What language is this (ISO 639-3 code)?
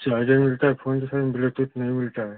hin